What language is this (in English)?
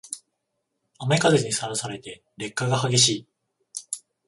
Japanese